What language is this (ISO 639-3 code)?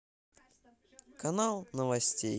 rus